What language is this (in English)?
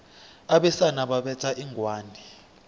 South Ndebele